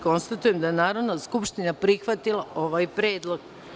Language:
Serbian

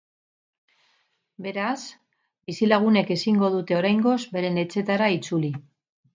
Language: Basque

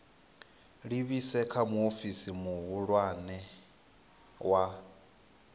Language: Venda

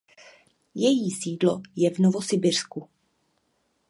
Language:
Czech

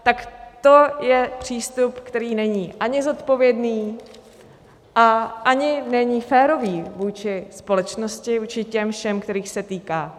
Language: Czech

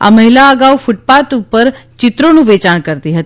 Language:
Gujarati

